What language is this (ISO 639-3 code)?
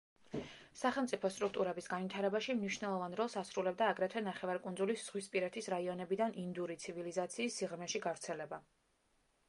kat